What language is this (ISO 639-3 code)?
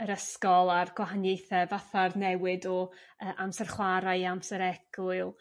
cym